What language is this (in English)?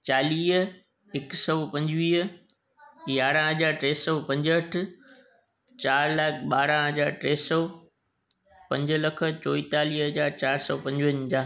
Sindhi